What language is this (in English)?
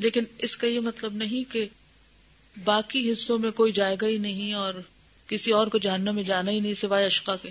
Urdu